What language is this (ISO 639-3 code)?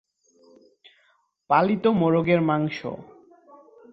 ben